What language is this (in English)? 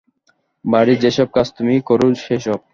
Bangla